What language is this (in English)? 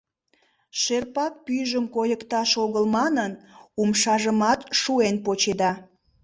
Mari